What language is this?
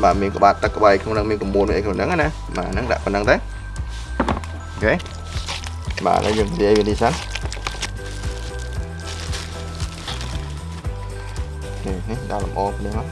Vietnamese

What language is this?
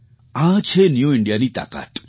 Gujarati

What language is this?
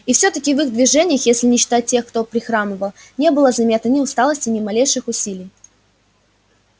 Russian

